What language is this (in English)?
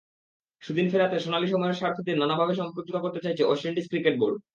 Bangla